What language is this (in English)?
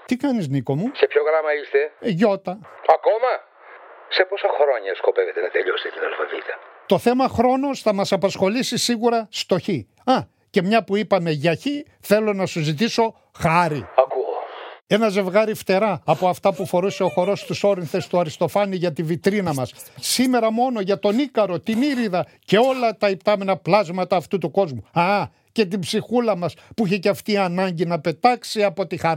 Greek